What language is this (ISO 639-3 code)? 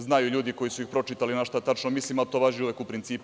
srp